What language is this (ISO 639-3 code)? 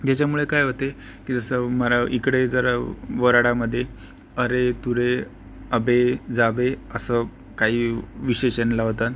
mar